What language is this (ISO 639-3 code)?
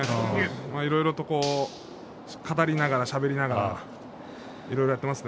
jpn